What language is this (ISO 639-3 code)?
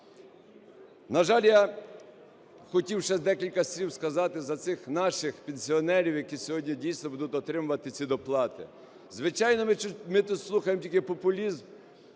ukr